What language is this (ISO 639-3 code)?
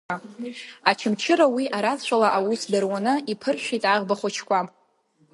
abk